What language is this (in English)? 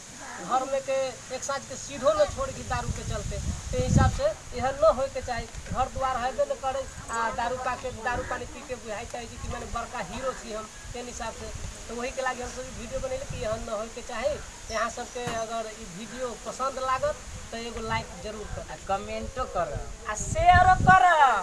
Indonesian